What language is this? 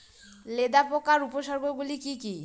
Bangla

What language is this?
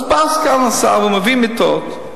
Hebrew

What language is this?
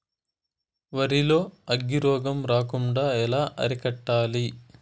Telugu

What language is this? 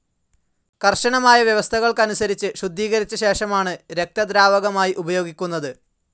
Malayalam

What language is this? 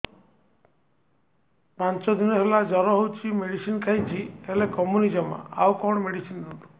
Odia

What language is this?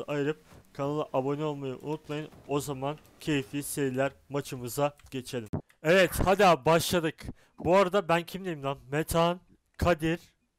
Turkish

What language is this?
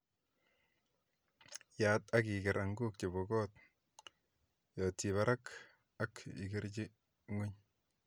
Kalenjin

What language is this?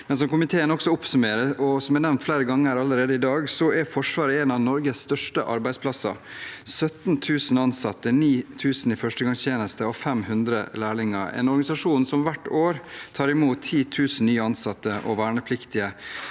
Norwegian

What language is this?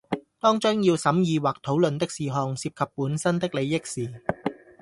Cantonese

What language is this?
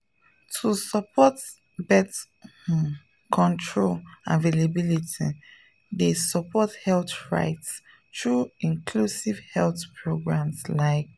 Nigerian Pidgin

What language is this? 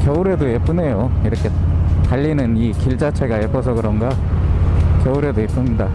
Korean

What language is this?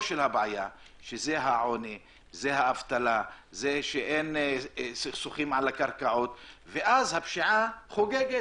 Hebrew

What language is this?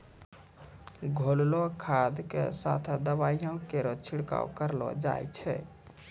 Maithili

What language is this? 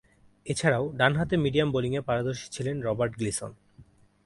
Bangla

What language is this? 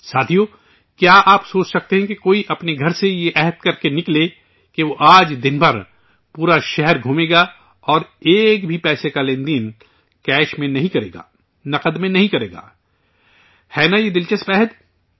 Urdu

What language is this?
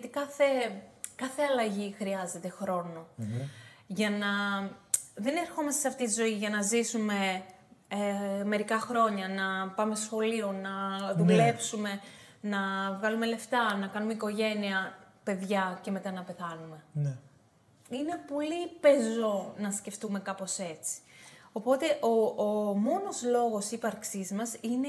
Greek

